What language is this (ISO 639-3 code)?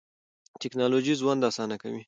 pus